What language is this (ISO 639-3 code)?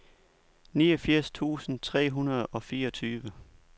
dan